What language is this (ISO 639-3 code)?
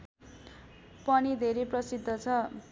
nep